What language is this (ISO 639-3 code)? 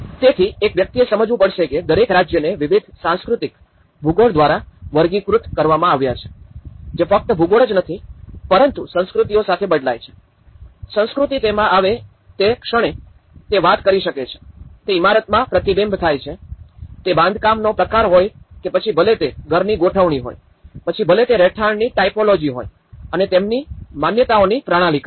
guj